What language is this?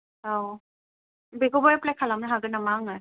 Bodo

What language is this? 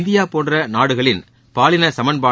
Tamil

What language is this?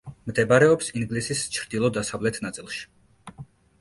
Georgian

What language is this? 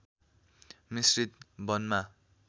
Nepali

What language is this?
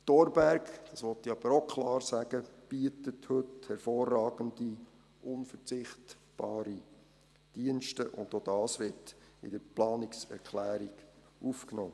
Swiss German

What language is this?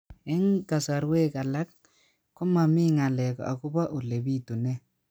Kalenjin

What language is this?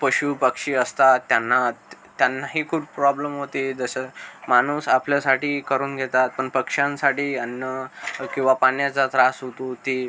Marathi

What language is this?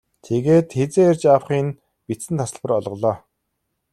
Mongolian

